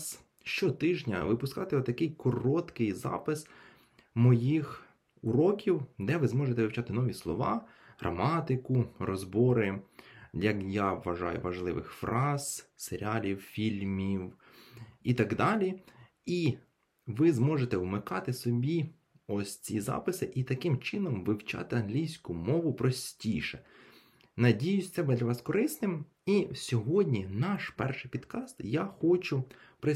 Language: Ukrainian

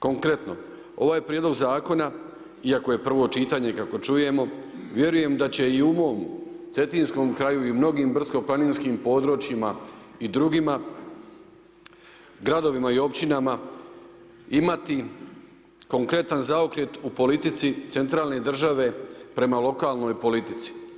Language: Croatian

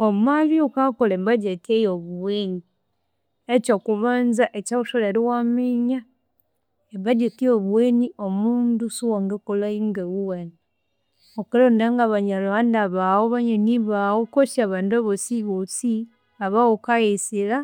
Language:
Konzo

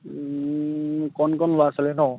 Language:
Assamese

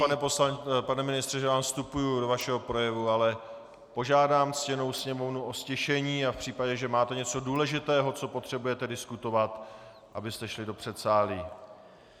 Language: Czech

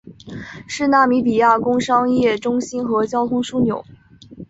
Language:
Chinese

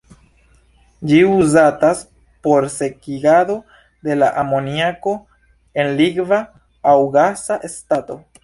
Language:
Esperanto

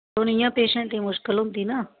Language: Dogri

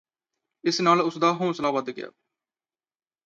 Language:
Punjabi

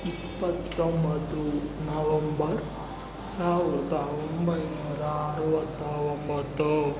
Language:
Kannada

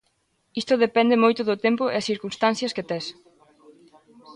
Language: Galician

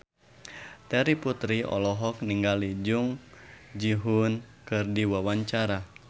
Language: Sundanese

